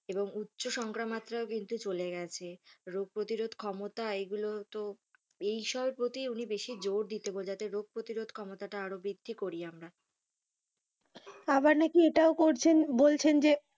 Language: Bangla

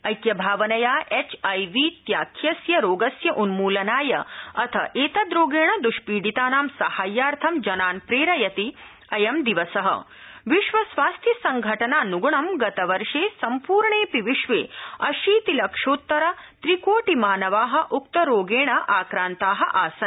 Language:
Sanskrit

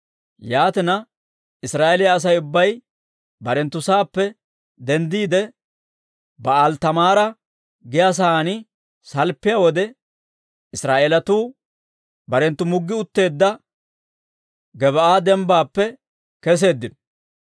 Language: Dawro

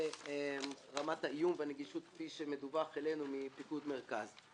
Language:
Hebrew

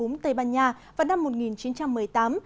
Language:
Vietnamese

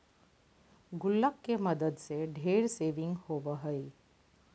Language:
Magahi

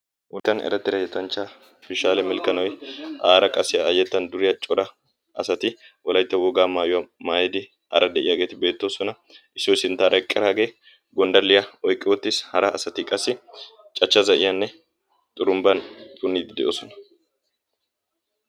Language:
Wolaytta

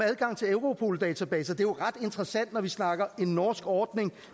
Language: Danish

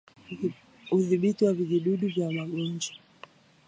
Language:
Swahili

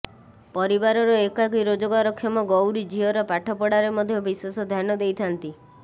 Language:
Odia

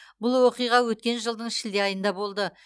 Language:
Kazakh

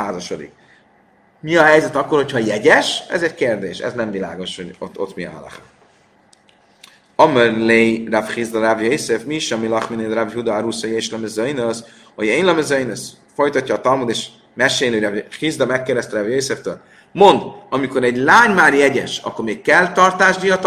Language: Hungarian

